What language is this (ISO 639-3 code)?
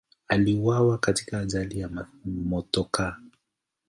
swa